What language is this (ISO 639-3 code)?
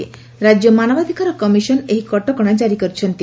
ori